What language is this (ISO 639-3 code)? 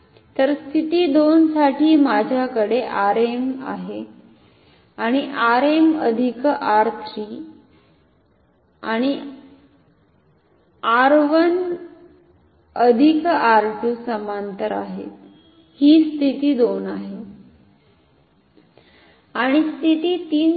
mar